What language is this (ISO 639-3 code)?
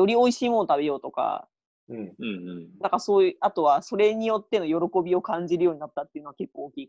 jpn